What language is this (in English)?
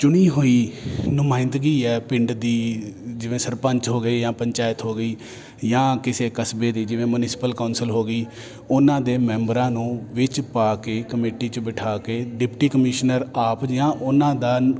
Punjabi